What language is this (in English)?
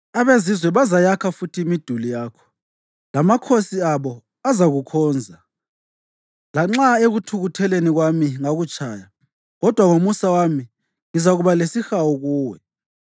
North Ndebele